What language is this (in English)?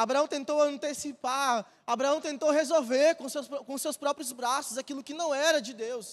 Portuguese